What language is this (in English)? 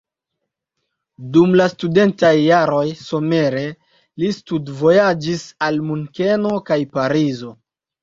Esperanto